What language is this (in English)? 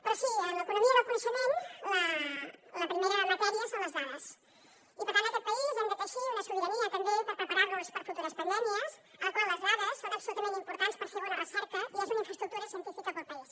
Catalan